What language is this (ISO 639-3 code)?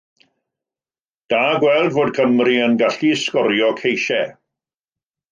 cym